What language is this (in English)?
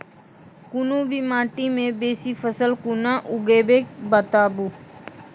Maithili